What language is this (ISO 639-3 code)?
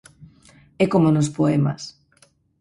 glg